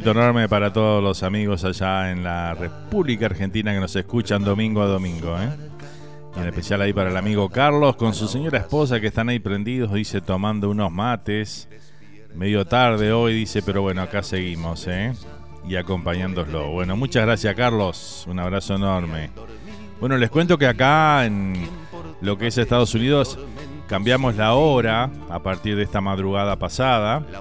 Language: Spanish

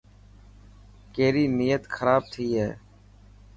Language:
Dhatki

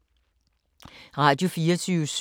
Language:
Danish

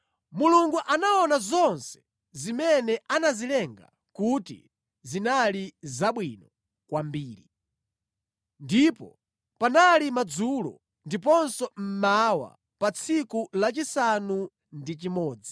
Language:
Nyanja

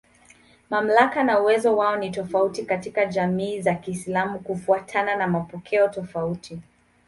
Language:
Swahili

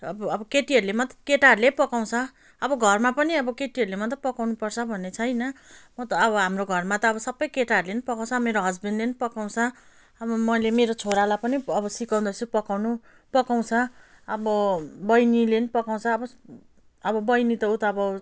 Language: Nepali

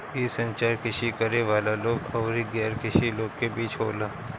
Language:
Bhojpuri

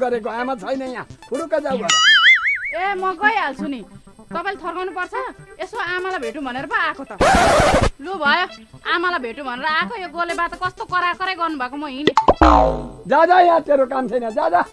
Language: Nepali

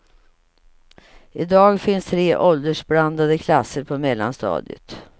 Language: Swedish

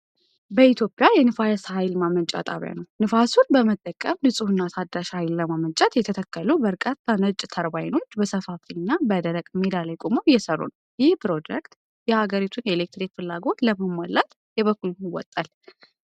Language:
Amharic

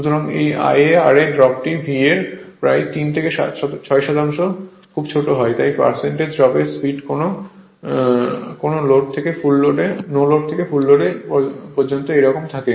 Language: Bangla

